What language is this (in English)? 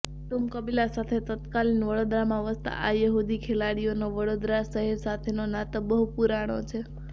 Gujarati